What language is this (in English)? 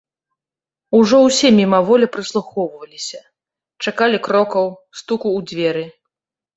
Belarusian